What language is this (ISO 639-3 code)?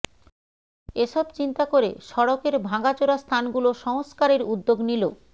ben